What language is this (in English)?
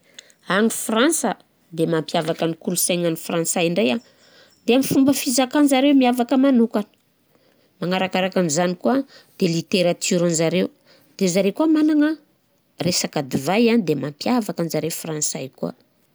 Southern Betsimisaraka Malagasy